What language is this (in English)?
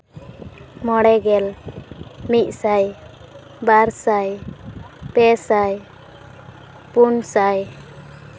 Santali